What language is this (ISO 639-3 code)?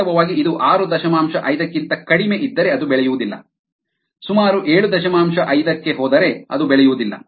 kan